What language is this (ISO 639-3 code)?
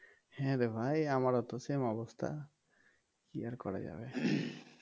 ben